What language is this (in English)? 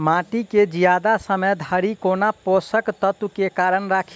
Maithili